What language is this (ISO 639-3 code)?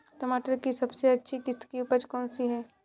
hin